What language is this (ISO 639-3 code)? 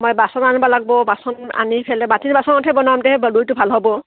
asm